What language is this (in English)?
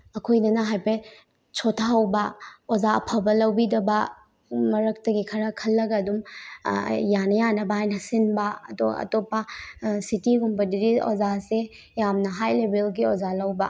Manipuri